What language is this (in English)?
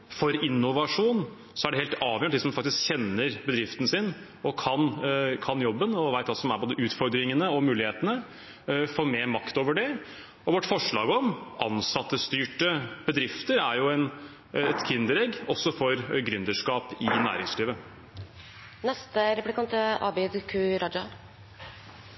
Norwegian Bokmål